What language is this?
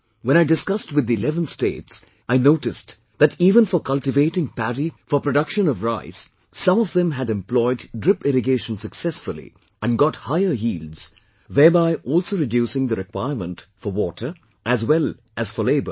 English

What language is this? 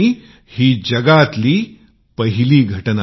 Marathi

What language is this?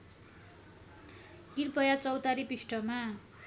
Nepali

